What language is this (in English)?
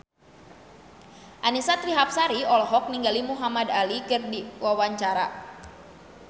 Sundanese